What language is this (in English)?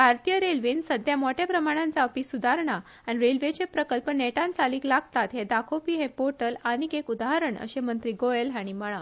Konkani